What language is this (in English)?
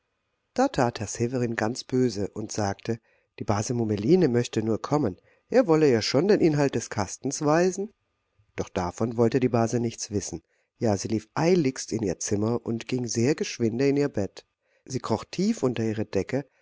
German